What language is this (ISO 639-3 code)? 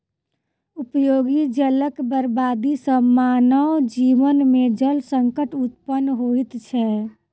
mai